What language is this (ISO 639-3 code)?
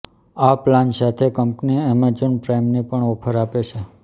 guj